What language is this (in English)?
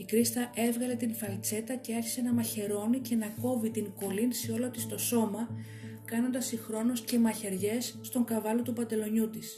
Greek